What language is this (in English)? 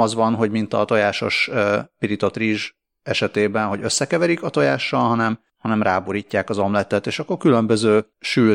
Hungarian